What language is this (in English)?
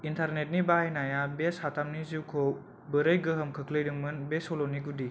Bodo